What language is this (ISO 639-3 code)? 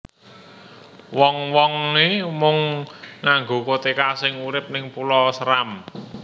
jav